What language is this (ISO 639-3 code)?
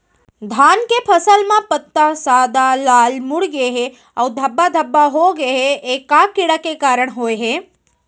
hne